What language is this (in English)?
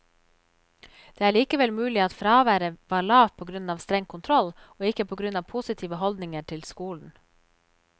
Norwegian